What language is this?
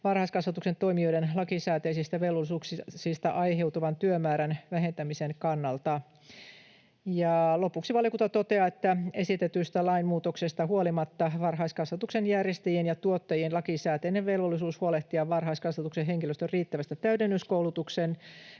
Finnish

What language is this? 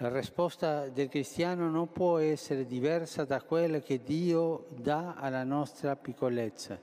Italian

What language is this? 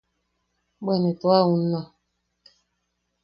Yaqui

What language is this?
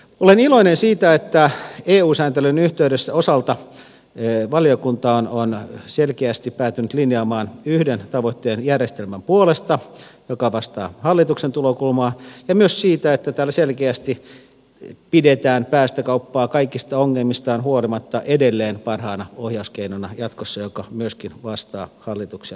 Finnish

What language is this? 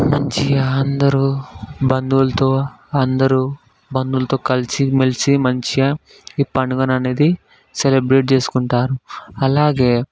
Telugu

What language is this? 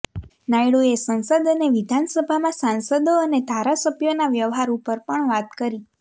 Gujarati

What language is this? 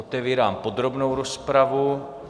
Czech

